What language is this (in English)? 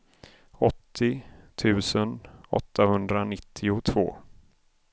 Swedish